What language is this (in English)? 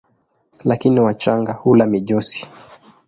Swahili